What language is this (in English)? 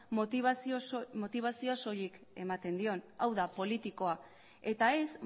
Basque